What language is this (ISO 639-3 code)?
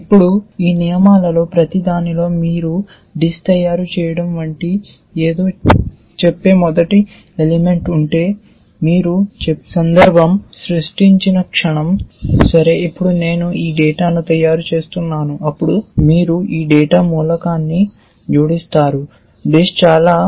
tel